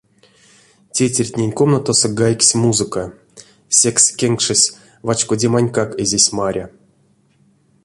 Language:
Erzya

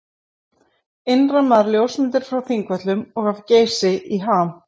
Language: Icelandic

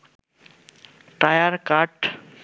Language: Bangla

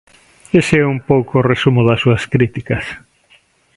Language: Galician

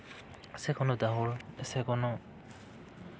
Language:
Santali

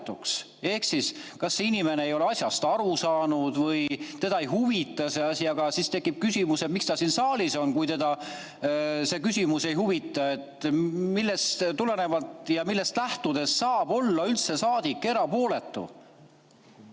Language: Estonian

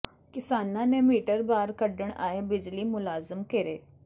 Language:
Punjabi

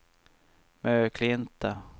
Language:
Swedish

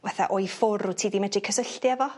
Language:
Welsh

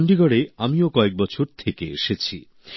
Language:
Bangla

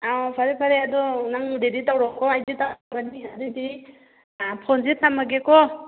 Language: Manipuri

